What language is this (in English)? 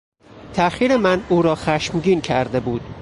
Persian